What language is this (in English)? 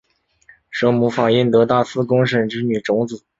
Chinese